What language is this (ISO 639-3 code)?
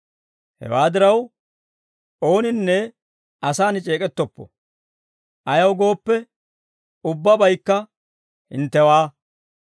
dwr